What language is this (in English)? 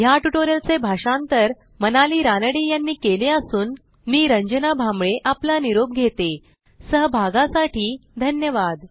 Marathi